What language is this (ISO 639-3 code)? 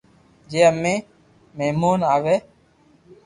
lrk